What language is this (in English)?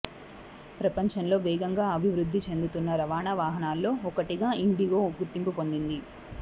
Telugu